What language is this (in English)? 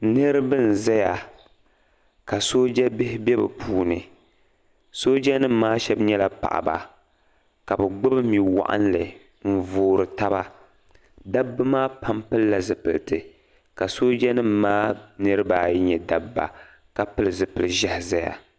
Dagbani